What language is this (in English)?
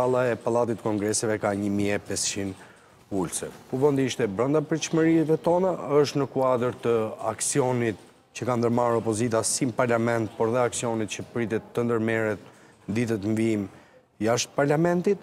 Romanian